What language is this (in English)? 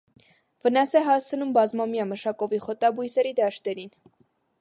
Armenian